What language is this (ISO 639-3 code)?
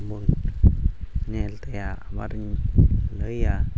sat